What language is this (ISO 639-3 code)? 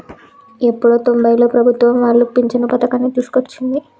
tel